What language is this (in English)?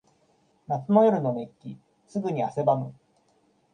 Japanese